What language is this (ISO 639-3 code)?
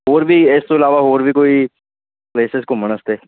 pan